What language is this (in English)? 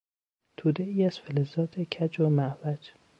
Persian